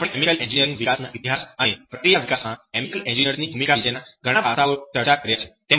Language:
Gujarati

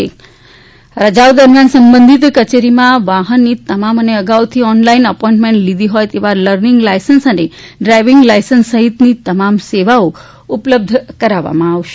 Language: Gujarati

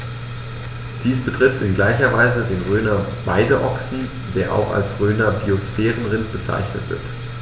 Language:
German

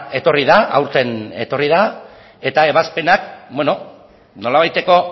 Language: Basque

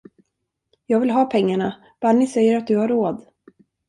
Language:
Swedish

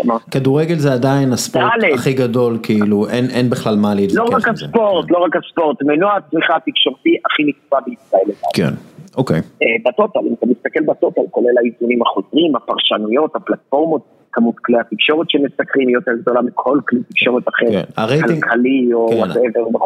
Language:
Hebrew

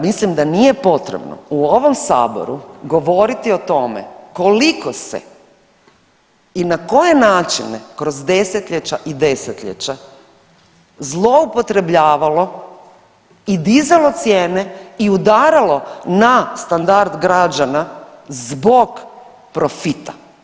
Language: Croatian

